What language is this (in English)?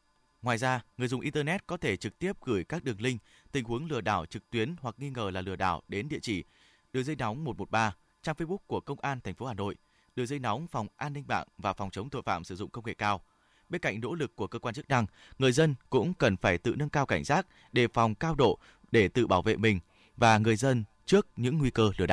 Vietnamese